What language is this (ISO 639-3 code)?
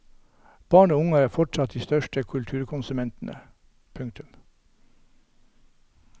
nor